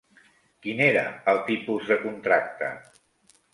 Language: Catalan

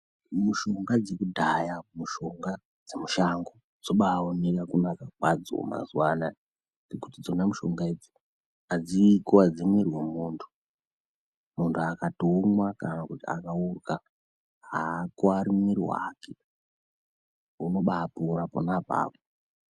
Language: Ndau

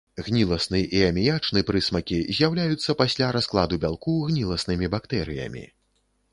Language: Belarusian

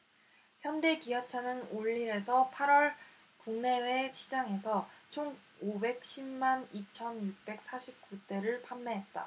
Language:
Korean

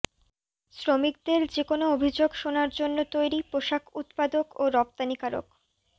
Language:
Bangla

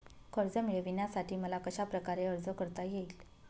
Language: Marathi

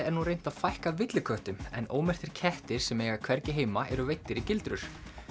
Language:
Icelandic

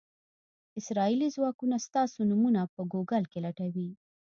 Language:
Pashto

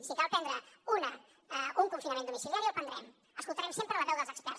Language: Catalan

